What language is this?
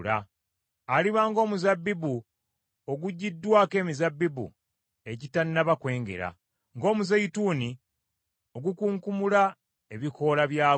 Ganda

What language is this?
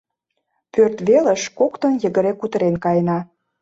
Mari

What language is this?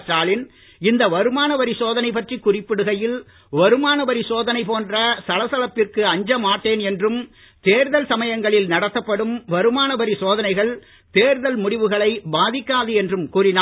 Tamil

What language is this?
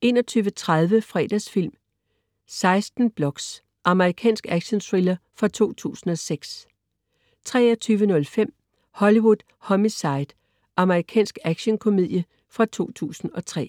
Danish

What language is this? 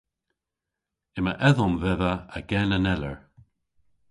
Cornish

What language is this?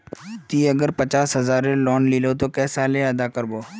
Magahi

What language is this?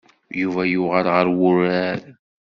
Kabyle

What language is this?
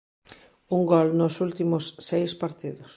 Galician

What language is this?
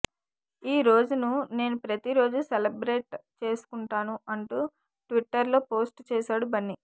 Telugu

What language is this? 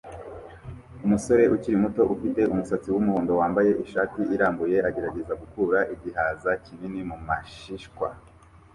Kinyarwanda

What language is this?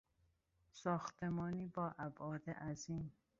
Persian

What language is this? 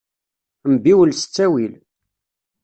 Kabyle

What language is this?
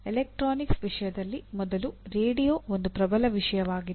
Kannada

